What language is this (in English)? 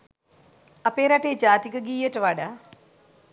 Sinhala